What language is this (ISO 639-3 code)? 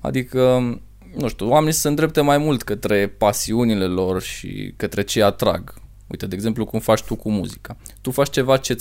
ron